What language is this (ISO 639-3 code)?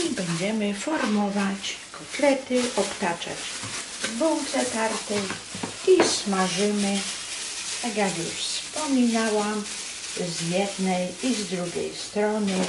pol